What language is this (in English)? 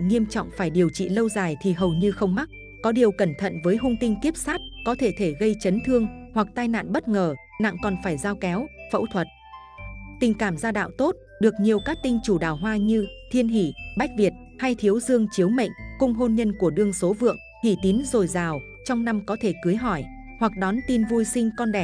Vietnamese